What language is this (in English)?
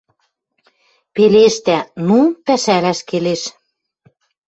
Western Mari